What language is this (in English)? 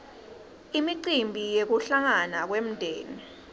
Swati